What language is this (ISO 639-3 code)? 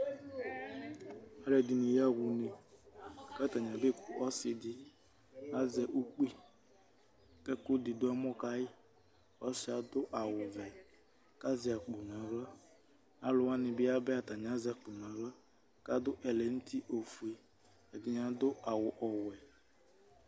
kpo